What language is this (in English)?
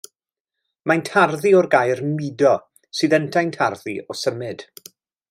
Welsh